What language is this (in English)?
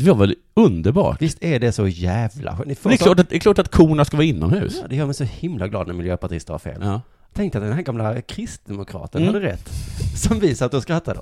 Swedish